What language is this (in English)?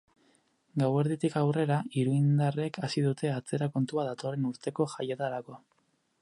Basque